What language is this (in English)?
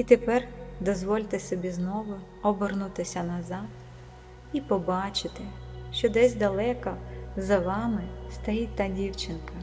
Ukrainian